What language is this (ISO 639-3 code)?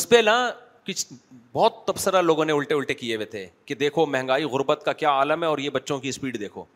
urd